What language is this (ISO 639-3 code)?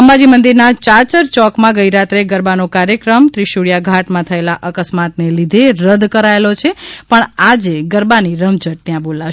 guj